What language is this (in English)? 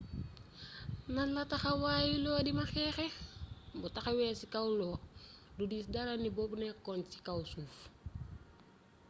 Wolof